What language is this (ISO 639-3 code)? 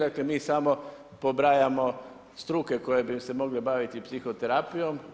hrv